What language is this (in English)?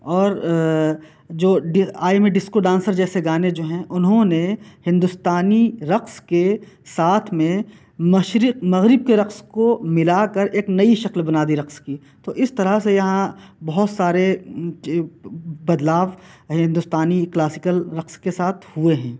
Urdu